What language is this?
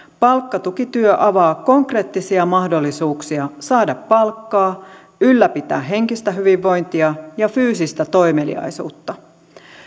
Finnish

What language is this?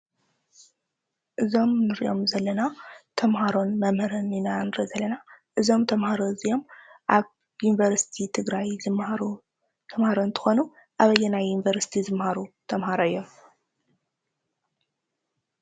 Tigrinya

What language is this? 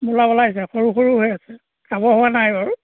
Assamese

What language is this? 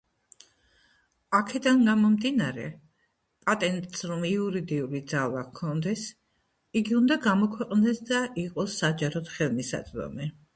Georgian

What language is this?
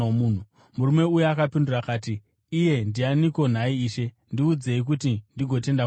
Shona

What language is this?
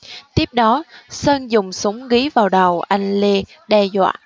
Vietnamese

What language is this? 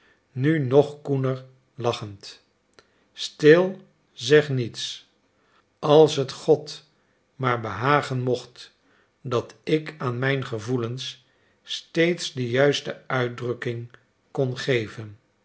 Dutch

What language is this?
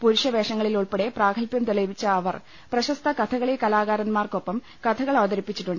Malayalam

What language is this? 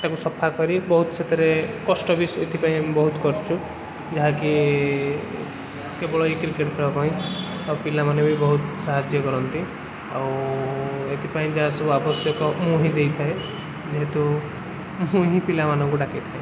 Odia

